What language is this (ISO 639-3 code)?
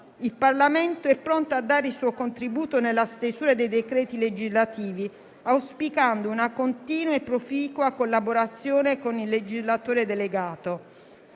ita